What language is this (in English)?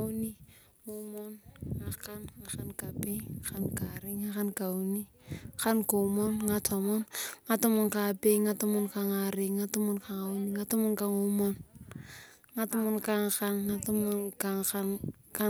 Turkana